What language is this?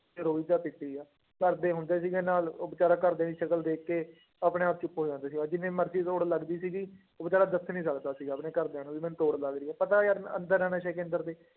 Punjabi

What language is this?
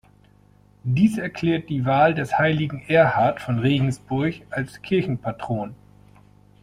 German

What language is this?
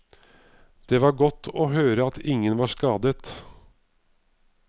Norwegian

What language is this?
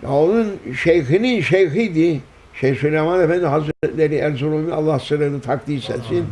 Turkish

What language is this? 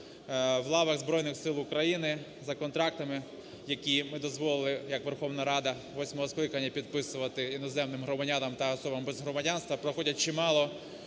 Ukrainian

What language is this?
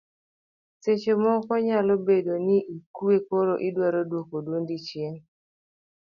Luo (Kenya and Tanzania)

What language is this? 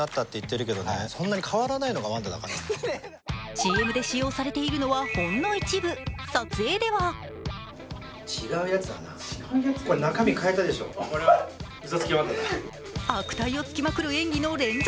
Japanese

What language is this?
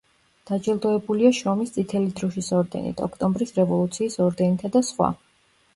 Georgian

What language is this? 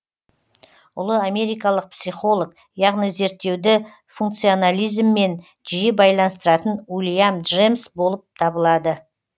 Kazakh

